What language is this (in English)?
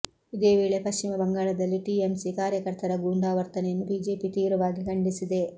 Kannada